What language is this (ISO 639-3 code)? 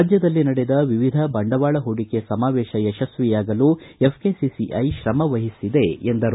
kan